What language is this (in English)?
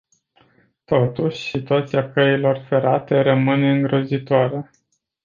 Romanian